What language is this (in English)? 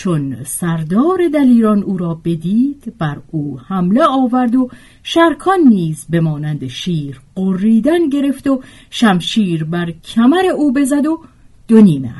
Persian